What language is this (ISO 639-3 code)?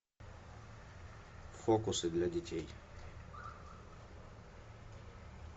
rus